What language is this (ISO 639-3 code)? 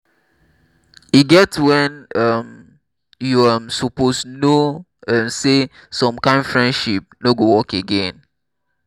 pcm